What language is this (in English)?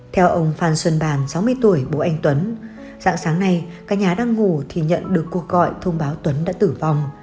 Vietnamese